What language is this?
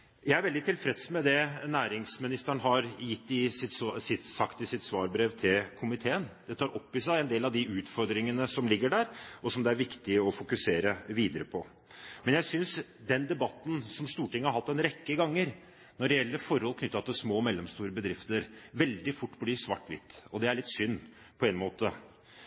Norwegian Bokmål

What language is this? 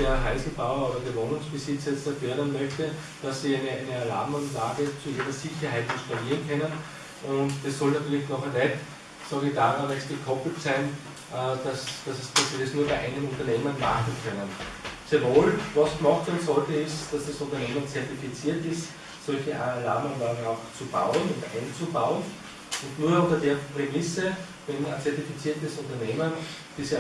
German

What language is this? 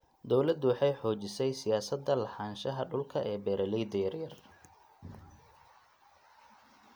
Somali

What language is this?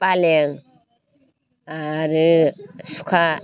Bodo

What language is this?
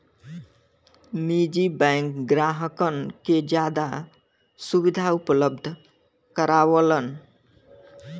Bhojpuri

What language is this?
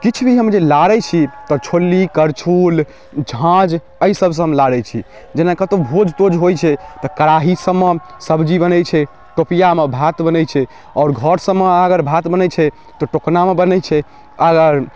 Maithili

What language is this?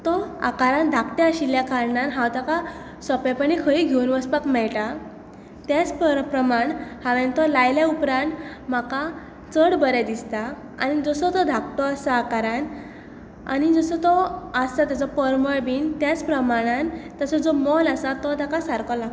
Konkani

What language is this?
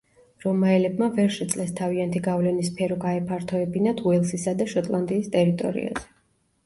Georgian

